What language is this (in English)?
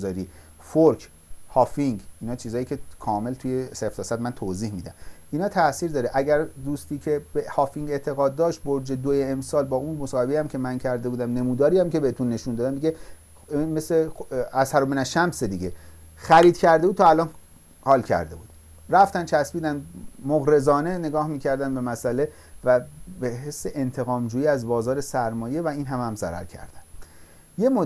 Persian